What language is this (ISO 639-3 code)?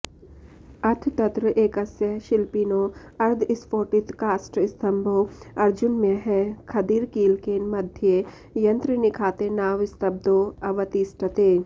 san